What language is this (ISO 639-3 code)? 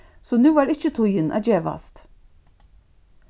fao